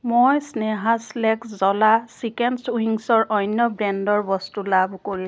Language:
Assamese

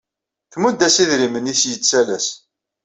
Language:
Kabyle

